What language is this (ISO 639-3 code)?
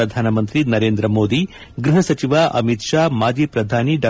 kan